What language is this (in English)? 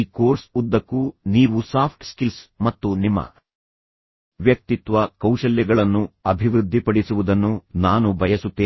Kannada